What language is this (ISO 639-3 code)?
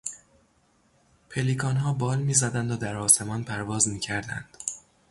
fas